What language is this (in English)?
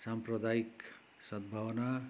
Nepali